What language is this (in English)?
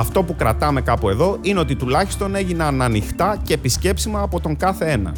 Greek